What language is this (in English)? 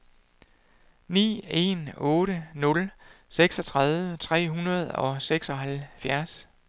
Danish